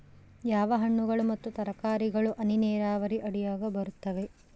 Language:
Kannada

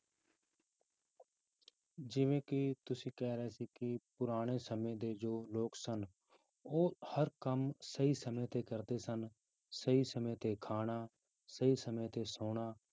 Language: Punjabi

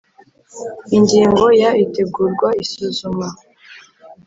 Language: Kinyarwanda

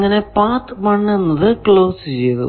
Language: Malayalam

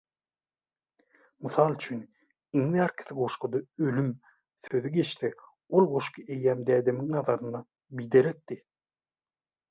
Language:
Turkmen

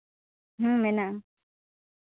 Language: Santali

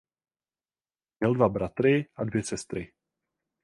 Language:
Czech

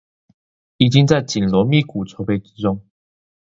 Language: Chinese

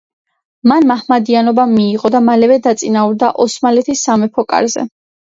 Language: Georgian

